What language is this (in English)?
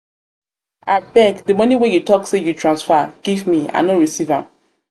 Nigerian Pidgin